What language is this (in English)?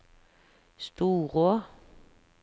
Norwegian